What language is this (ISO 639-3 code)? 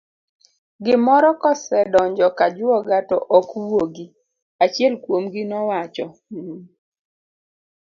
luo